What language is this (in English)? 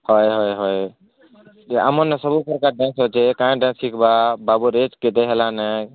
Odia